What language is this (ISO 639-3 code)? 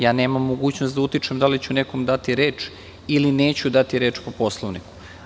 srp